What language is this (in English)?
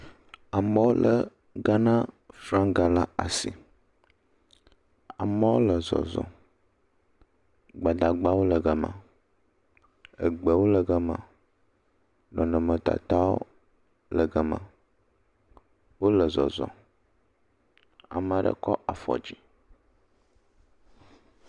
Ewe